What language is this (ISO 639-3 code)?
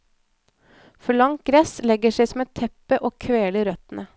nor